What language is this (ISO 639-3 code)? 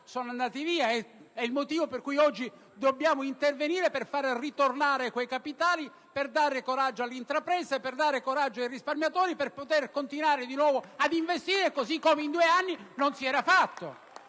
ita